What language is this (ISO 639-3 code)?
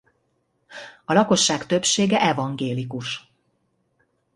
hun